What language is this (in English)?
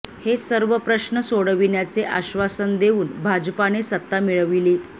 Marathi